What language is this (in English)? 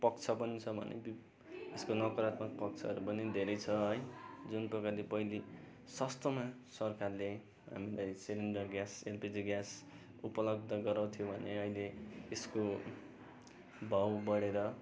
Nepali